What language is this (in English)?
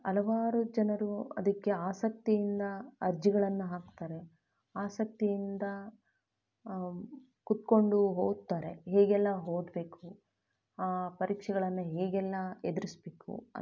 Kannada